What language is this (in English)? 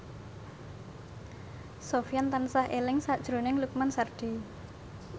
Javanese